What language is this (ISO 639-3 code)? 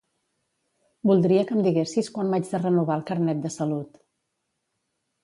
cat